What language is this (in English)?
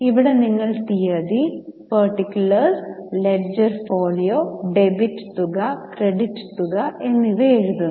Malayalam